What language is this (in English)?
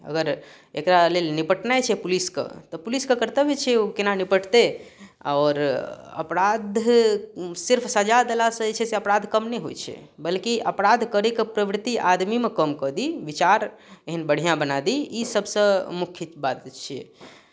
Maithili